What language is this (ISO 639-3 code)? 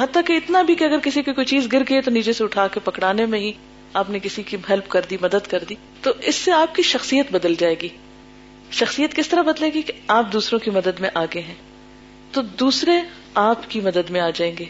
urd